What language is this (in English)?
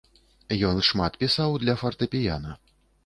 Belarusian